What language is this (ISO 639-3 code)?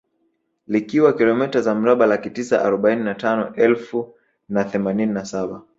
swa